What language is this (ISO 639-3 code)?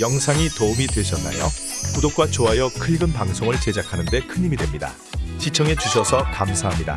kor